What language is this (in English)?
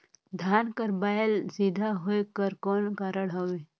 Chhattisgarhi